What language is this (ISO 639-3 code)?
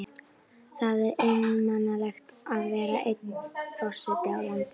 isl